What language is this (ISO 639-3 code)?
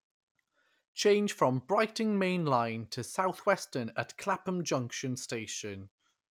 eng